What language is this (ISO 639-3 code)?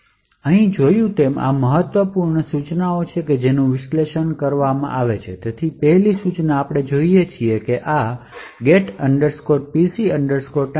guj